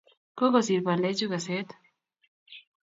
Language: Kalenjin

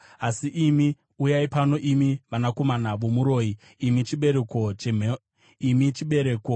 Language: Shona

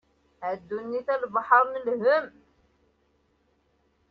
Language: Kabyle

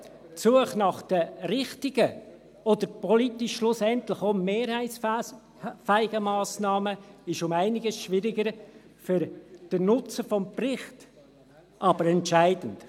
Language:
Swiss German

